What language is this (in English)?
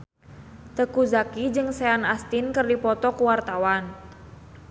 Sundanese